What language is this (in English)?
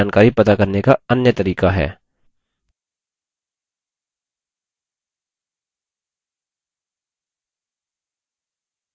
Hindi